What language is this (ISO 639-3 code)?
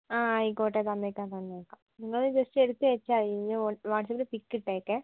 mal